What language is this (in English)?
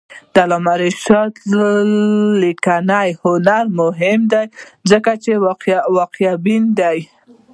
Pashto